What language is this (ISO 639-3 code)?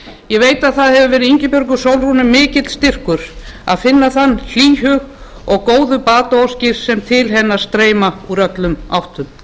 isl